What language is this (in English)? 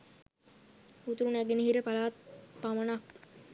Sinhala